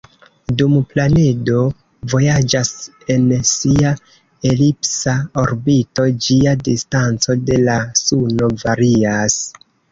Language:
Esperanto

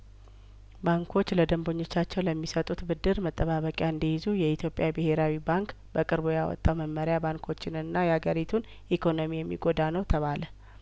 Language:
Amharic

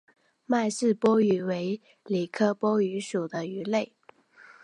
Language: Chinese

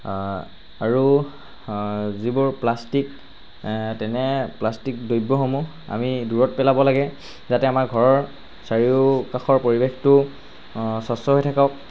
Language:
Assamese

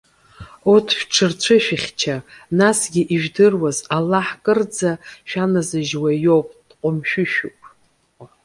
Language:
Abkhazian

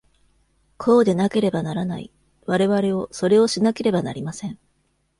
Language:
Japanese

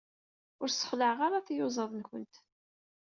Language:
Kabyle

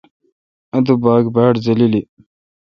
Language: Kalkoti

